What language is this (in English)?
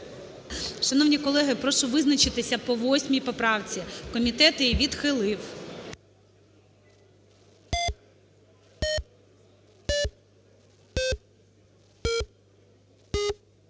Ukrainian